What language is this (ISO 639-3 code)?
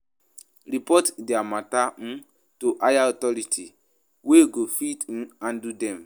pcm